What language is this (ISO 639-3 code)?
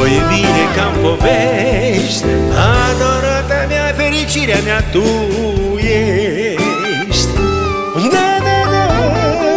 ron